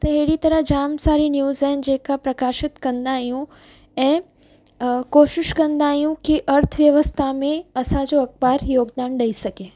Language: Sindhi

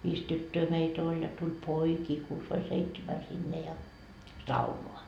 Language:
Finnish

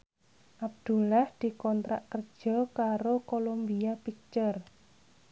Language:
Javanese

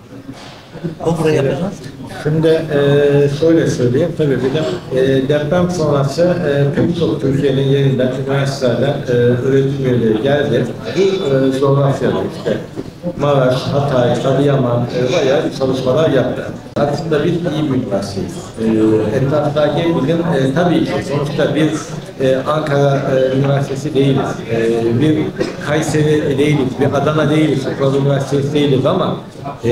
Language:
Turkish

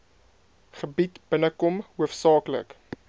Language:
Afrikaans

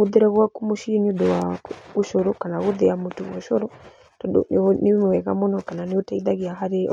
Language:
Kikuyu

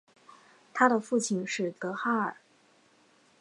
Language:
Chinese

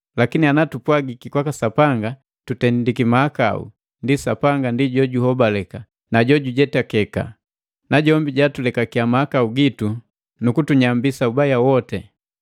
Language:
Matengo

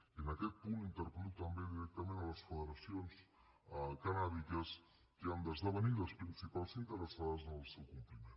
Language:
Catalan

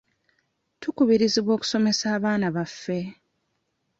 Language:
Ganda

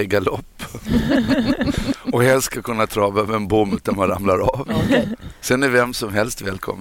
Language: Swedish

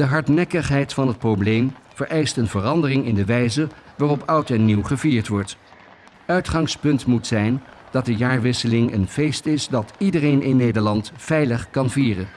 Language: Dutch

